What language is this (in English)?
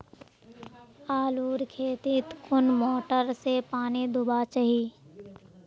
Magahi